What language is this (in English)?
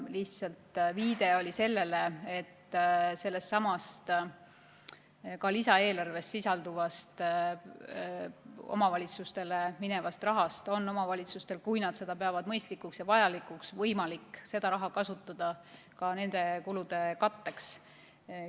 Estonian